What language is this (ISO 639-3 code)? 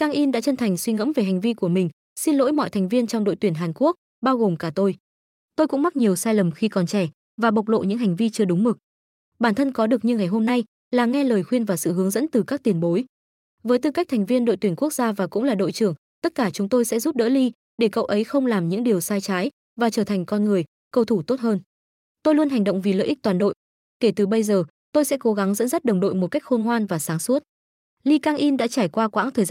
vie